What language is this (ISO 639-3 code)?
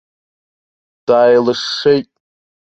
abk